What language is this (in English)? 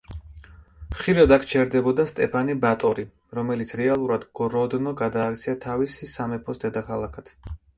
Georgian